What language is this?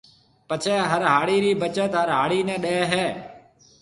Marwari (Pakistan)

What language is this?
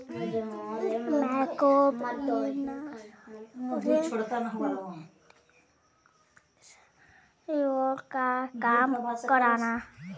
Bhojpuri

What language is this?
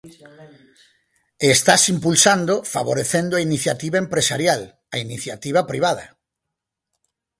Galician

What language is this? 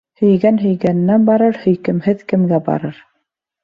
Bashkir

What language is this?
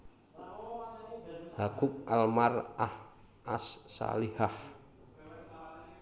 Javanese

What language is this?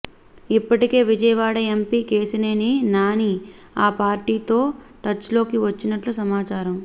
Telugu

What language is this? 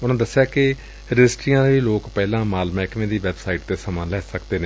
Punjabi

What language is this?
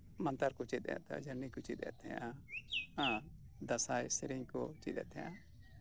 Santali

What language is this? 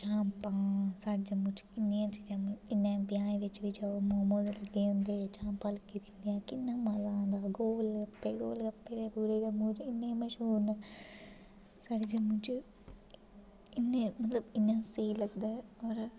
Dogri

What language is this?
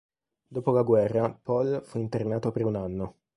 Italian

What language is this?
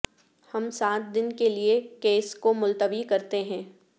Urdu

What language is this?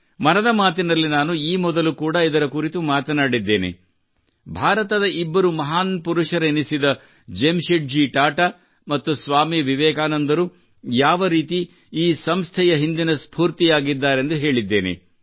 Kannada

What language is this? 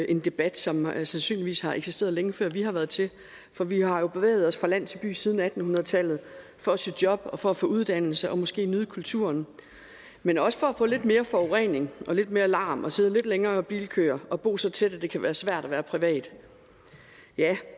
Danish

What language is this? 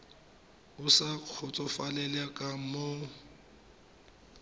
Tswana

